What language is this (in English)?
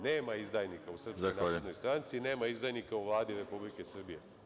Serbian